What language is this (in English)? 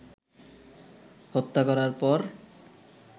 Bangla